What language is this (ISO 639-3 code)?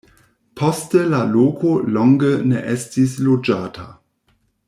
epo